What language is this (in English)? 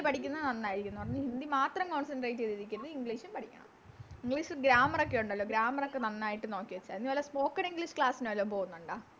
Malayalam